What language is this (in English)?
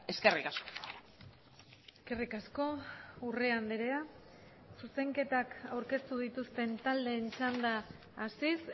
Basque